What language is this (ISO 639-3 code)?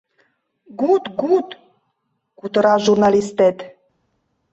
chm